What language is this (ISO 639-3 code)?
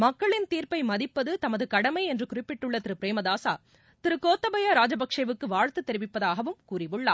tam